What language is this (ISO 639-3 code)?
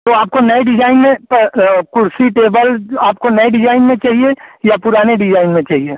hin